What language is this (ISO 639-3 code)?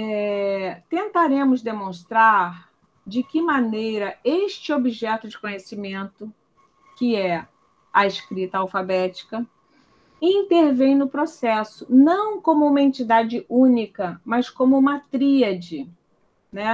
por